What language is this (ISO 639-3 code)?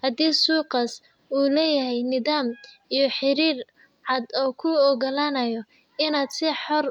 som